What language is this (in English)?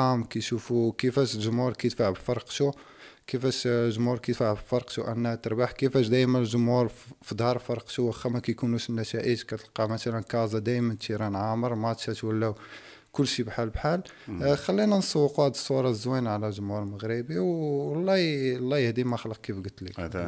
Arabic